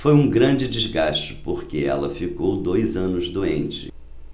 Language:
Portuguese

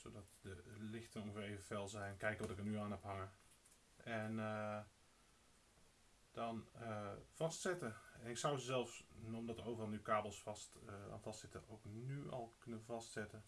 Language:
Dutch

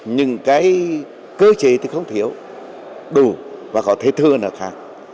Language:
Vietnamese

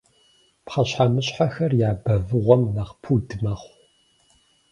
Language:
Kabardian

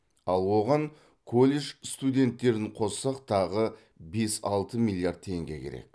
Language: Kazakh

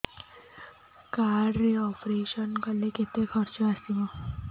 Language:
Odia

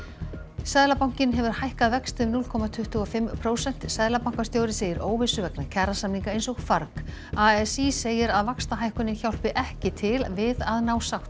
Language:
Icelandic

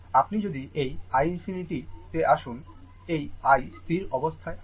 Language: Bangla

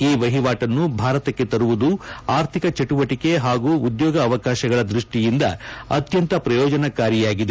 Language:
Kannada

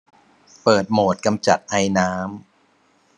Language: Thai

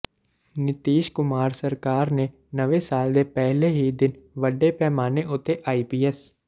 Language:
Punjabi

